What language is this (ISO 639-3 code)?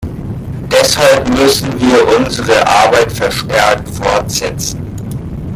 deu